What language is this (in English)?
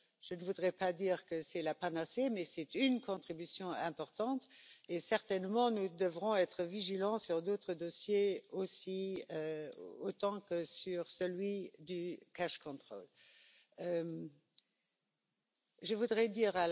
French